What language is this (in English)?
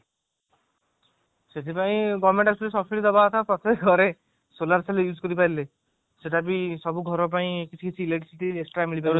Odia